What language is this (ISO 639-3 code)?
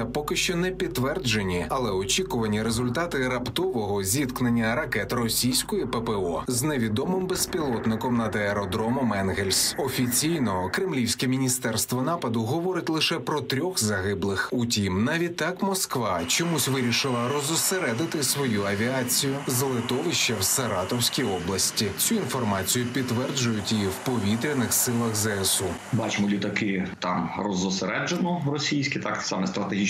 ukr